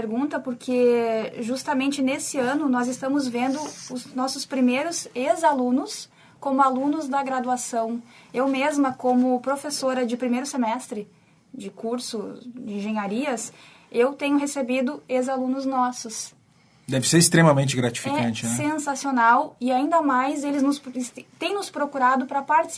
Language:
Portuguese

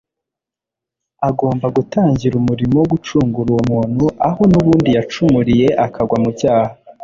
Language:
Kinyarwanda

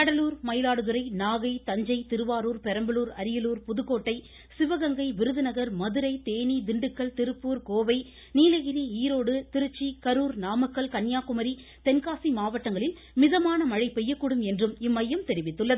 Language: Tamil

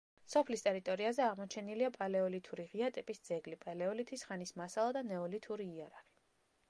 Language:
Georgian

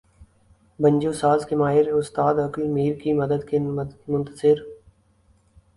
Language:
Urdu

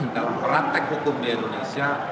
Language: Indonesian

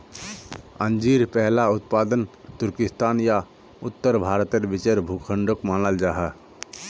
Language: Magahi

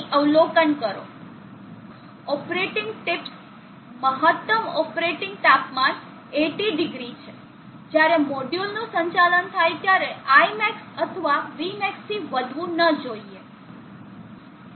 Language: Gujarati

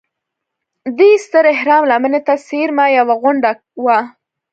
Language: Pashto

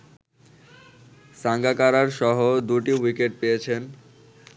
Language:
Bangla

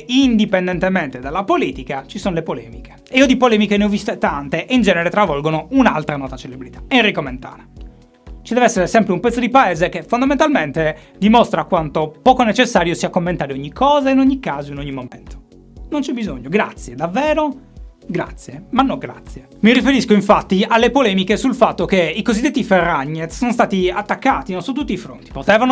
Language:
Italian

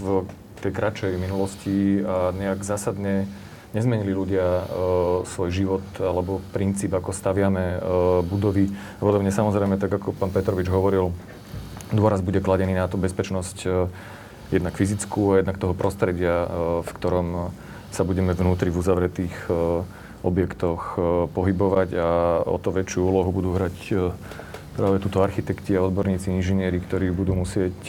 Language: Slovak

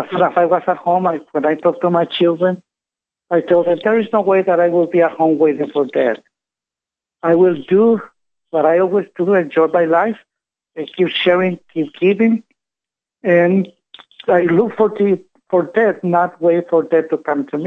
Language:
English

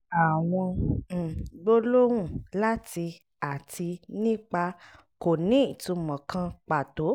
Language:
Yoruba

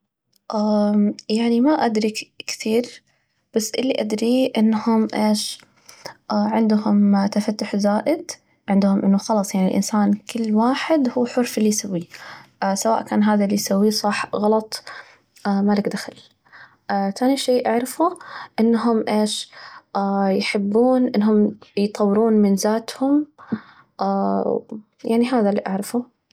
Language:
Najdi Arabic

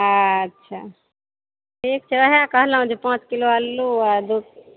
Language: Maithili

